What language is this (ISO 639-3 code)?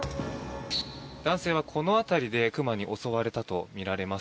jpn